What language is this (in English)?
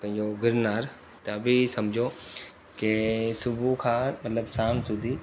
Sindhi